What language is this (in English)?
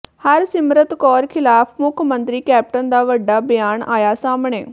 Punjabi